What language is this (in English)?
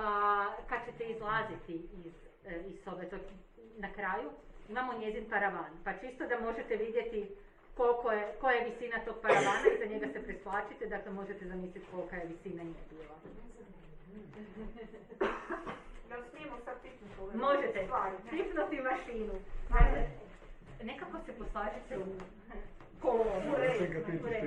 Croatian